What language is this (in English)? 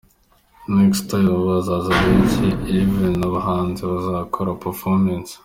Kinyarwanda